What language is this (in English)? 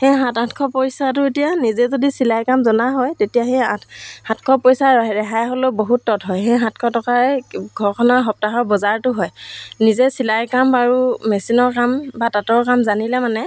Assamese